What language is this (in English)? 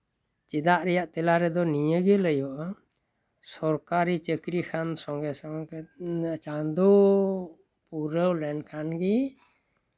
Santali